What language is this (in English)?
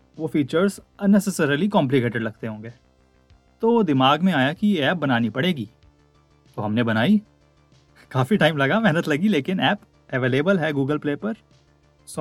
Hindi